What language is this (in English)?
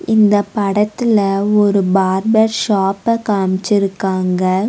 Tamil